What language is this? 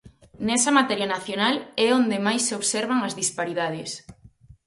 Galician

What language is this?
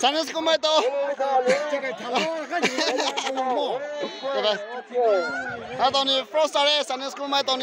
Arabic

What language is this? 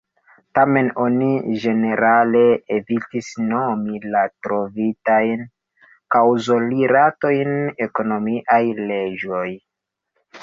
Esperanto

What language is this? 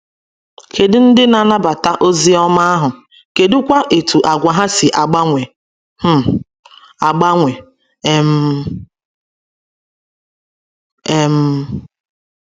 Igbo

